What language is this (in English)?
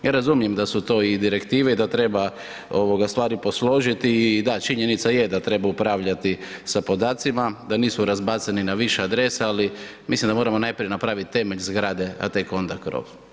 Croatian